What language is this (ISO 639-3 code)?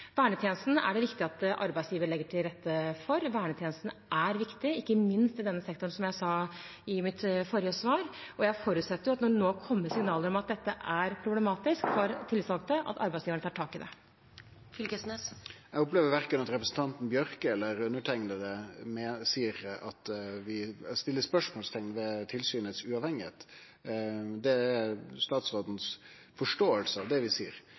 nor